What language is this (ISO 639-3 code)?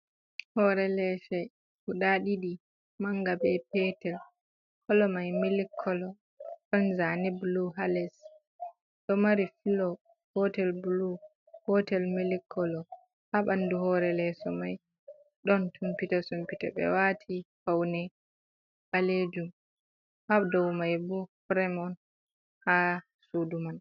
ful